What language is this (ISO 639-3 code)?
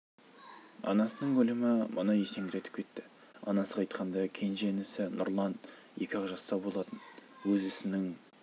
kaz